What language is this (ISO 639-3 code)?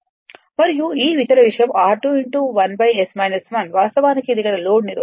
tel